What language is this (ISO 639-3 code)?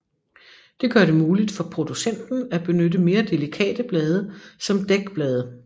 dan